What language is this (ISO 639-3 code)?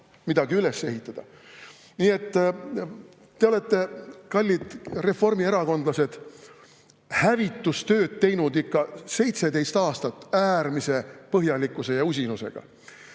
est